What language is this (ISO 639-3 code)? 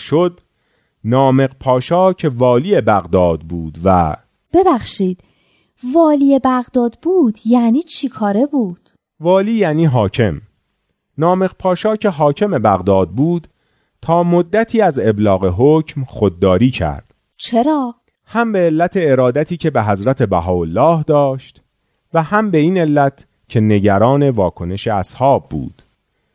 fas